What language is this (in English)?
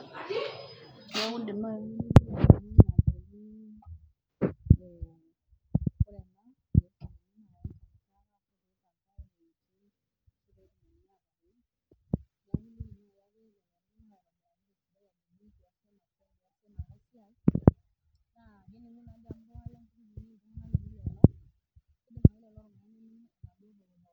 Masai